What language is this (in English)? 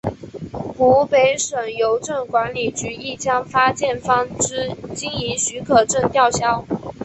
Chinese